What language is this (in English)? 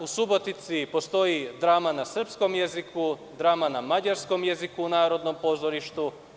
Serbian